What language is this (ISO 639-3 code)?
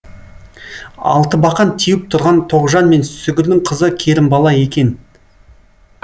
kaz